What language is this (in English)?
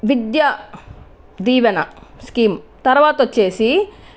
Telugu